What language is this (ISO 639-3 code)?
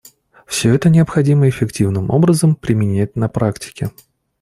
rus